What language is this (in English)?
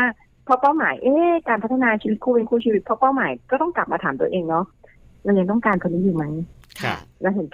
Thai